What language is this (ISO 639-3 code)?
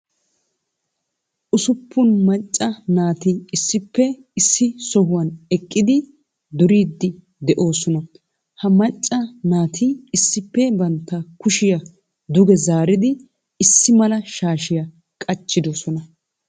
wal